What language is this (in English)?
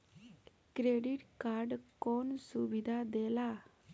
Bhojpuri